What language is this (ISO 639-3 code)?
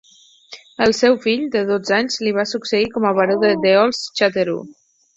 cat